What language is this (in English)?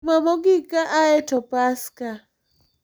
Luo (Kenya and Tanzania)